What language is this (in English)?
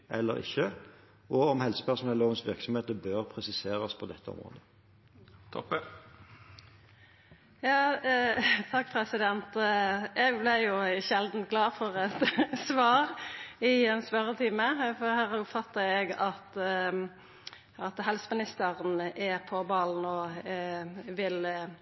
Norwegian